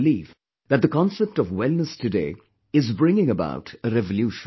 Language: English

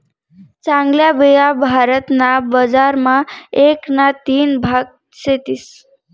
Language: Marathi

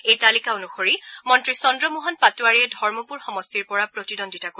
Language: Assamese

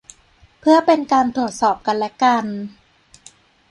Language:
Thai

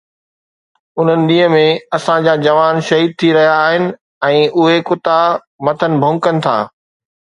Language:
Sindhi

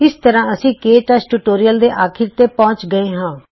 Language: Punjabi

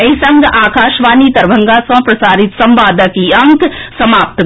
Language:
Maithili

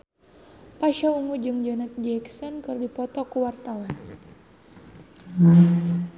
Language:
Sundanese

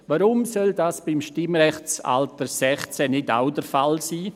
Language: Swiss German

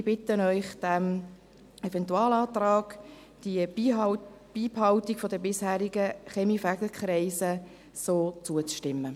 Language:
Swiss German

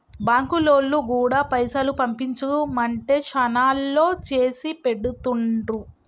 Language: Telugu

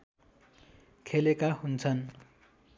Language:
Nepali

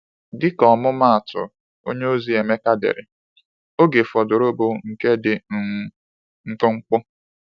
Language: Igbo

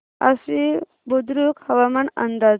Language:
Marathi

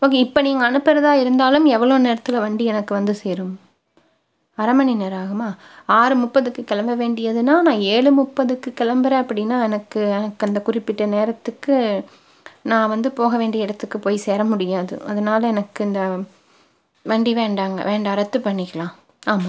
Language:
Tamil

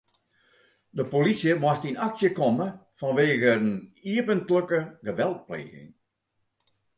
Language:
Western Frisian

